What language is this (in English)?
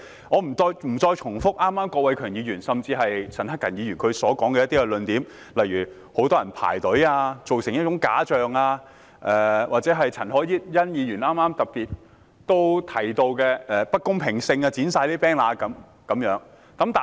Cantonese